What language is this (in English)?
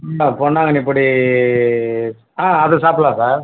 Tamil